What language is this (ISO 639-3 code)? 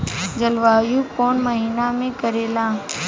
bho